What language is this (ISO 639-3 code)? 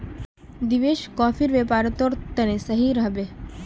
mag